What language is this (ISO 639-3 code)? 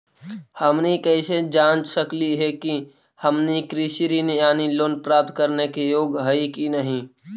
mag